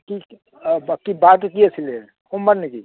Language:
Assamese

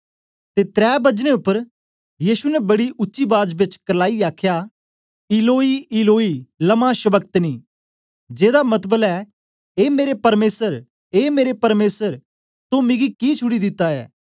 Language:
Dogri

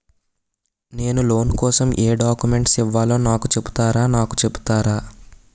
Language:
Telugu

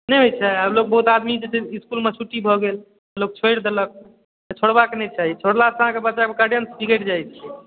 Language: Maithili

